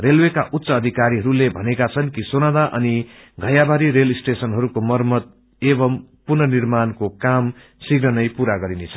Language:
Nepali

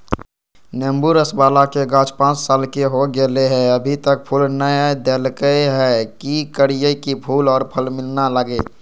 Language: Magahi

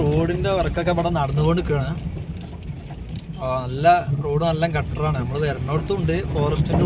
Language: Malayalam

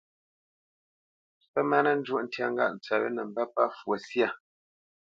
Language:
Bamenyam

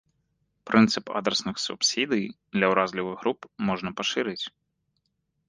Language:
Belarusian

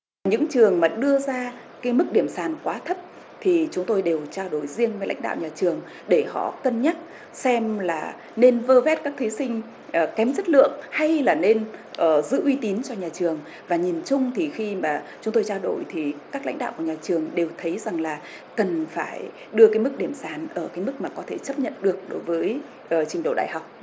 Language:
Vietnamese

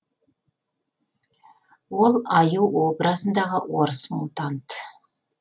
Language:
Kazakh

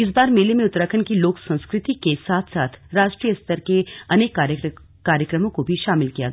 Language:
Hindi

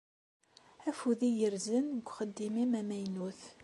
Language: Kabyle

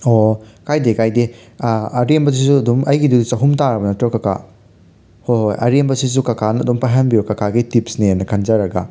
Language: Manipuri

